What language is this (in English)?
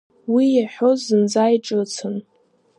Abkhazian